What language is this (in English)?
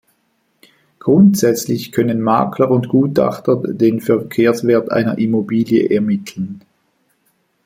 German